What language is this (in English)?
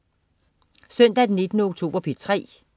Danish